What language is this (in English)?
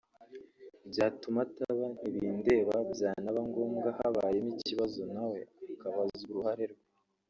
Kinyarwanda